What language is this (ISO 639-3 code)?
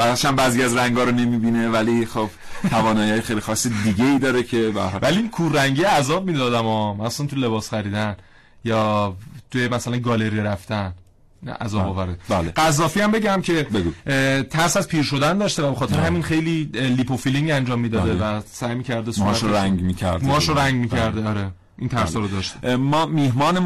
fas